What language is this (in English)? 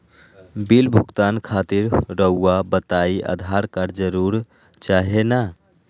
Magahi